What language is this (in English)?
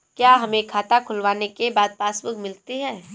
Hindi